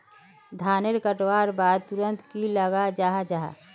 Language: Magahi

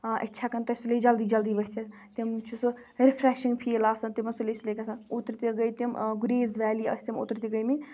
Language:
Kashmiri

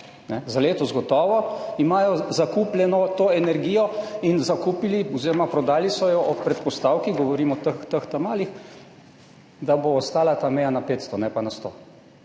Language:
Slovenian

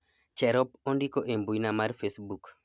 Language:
Luo (Kenya and Tanzania)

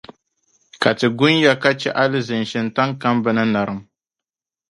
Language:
Dagbani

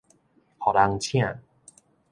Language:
Min Nan Chinese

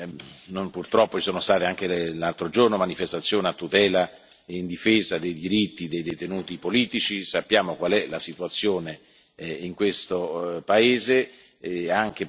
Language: Italian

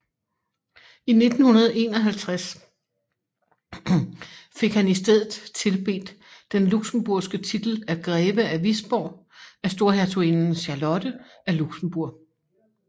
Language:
Danish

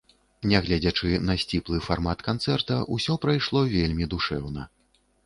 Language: Belarusian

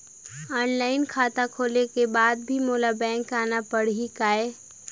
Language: Chhattisgarhi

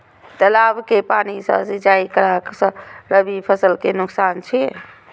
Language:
Maithili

